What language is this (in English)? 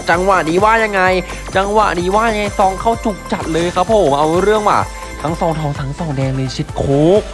Thai